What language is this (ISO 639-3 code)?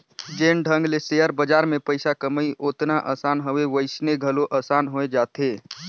hne